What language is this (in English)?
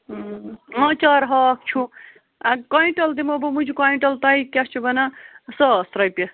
Kashmiri